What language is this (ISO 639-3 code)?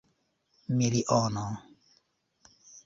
epo